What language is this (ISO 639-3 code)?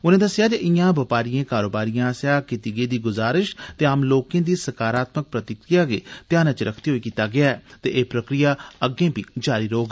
doi